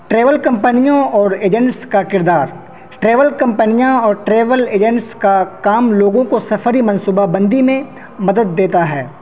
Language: Urdu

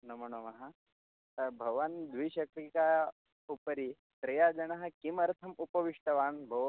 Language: Sanskrit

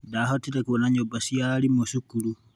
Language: Kikuyu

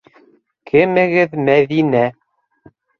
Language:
Bashkir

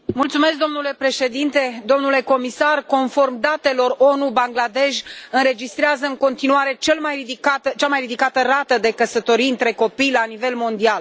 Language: Romanian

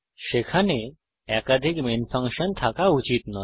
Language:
Bangla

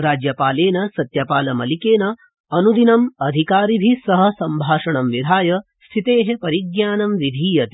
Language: Sanskrit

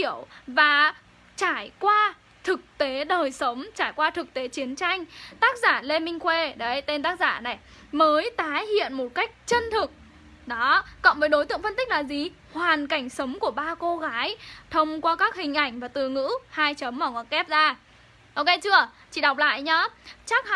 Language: Vietnamese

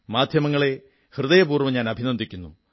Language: Malayalam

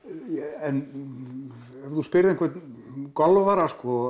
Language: Icelandic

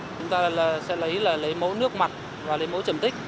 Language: Vietnamese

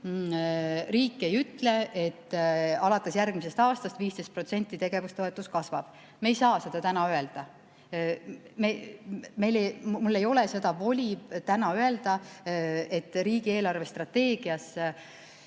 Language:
Estonian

